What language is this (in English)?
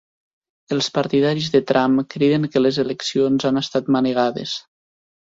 Catalan